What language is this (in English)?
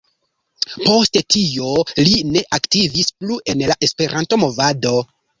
Esperanto